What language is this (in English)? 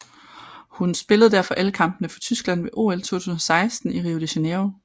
Danish